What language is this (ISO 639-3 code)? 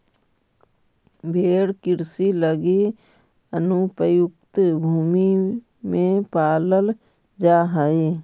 mag